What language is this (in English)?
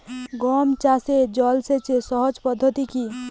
Bangla